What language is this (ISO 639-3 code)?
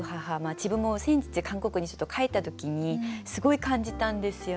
jpn